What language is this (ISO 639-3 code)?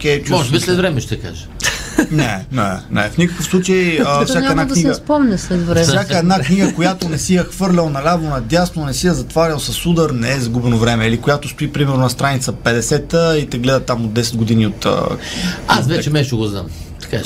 bul